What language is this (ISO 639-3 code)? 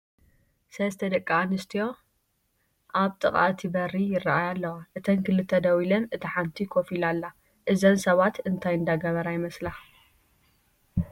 tir